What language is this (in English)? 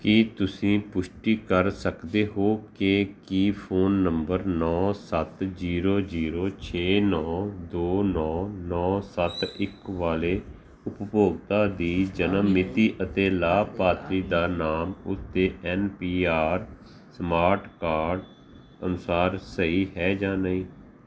Punjabi